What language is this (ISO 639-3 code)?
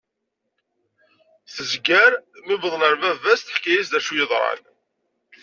kab